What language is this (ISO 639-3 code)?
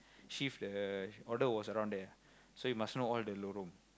eng